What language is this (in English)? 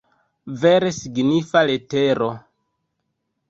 Esperanto